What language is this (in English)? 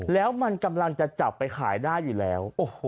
Thai